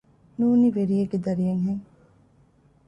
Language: Divehi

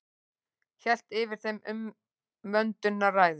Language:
Icelandic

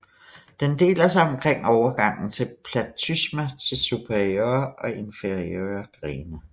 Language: Danish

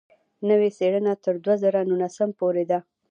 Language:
Pashto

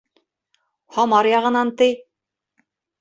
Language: Bashkir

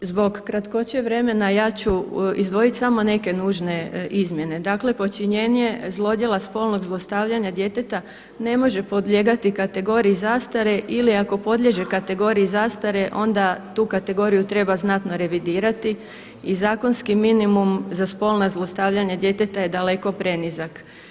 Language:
Croatian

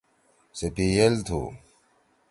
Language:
Torwali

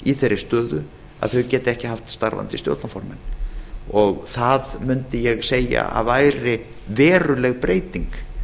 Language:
Icelandic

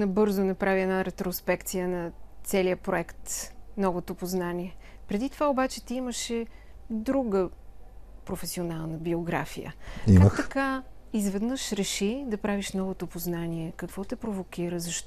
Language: Bulgarian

